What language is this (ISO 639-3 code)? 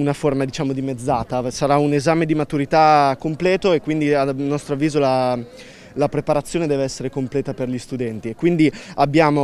ita